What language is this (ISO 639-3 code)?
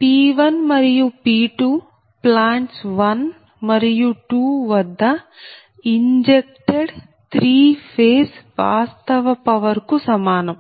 tel